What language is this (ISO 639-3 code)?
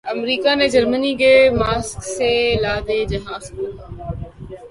urd